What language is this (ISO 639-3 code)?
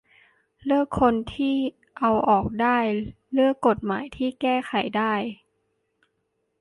tha